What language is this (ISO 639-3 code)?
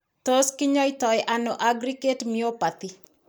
kln